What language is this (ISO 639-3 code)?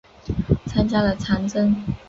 zho